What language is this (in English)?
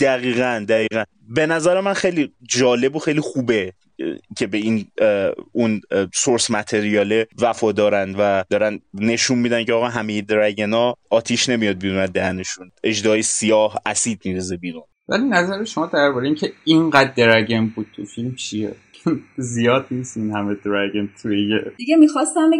Persian